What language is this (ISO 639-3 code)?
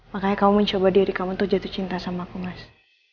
ind